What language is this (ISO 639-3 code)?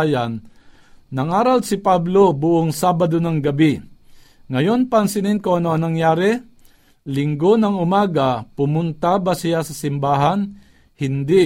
fil